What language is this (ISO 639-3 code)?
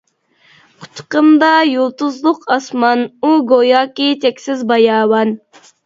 uig